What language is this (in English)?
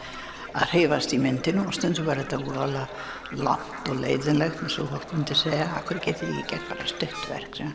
Icelandic